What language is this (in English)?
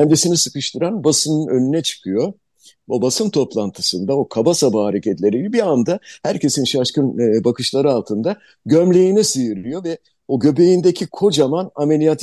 Turkish